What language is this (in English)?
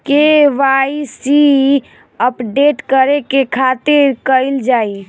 Bhojpuri